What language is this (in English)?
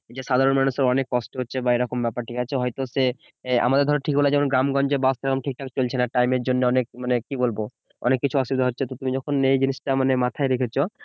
Bangla